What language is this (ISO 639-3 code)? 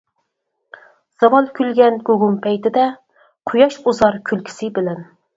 uig